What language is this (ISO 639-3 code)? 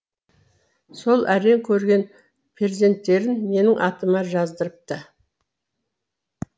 kaz